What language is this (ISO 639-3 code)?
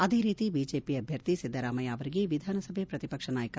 kan